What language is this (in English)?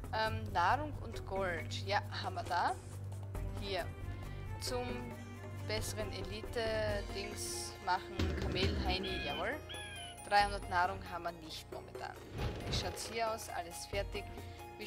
German